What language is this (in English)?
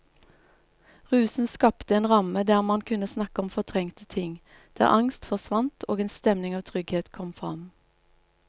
Norwegian